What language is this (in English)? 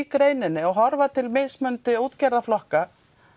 Icelandic